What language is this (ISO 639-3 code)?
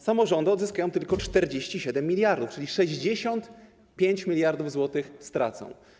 pol